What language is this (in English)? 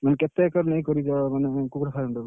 Odia